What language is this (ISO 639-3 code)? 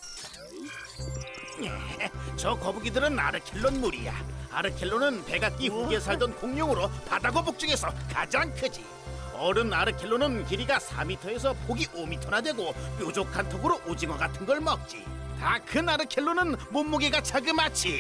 kor